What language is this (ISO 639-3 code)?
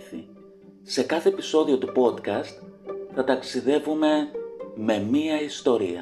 ell